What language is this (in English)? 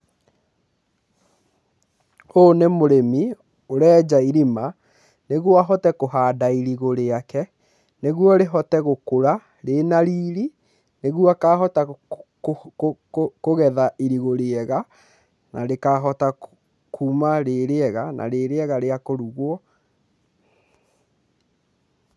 Kikuyu